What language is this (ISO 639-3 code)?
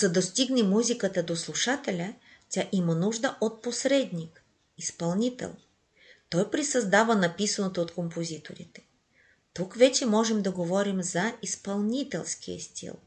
bul